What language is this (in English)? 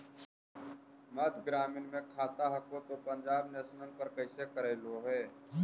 Magahi